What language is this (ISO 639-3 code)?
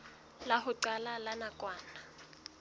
sot